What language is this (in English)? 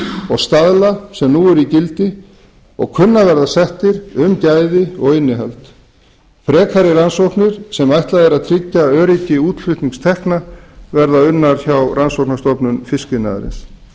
Icelandic